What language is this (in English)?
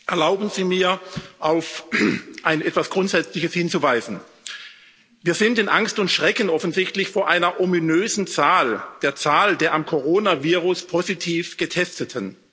German